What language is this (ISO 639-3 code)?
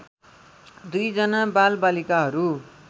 nep